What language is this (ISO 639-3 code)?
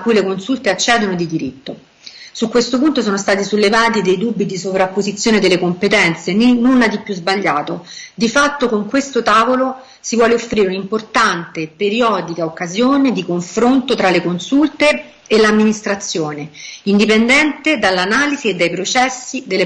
ita